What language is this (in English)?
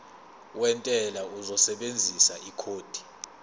Zulu